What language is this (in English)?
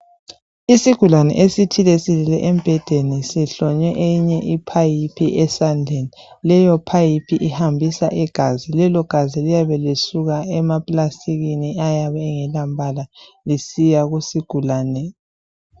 North Ndebele